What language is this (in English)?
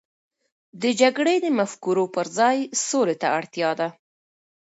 Pashto